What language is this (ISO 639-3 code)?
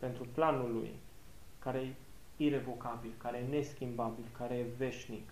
ron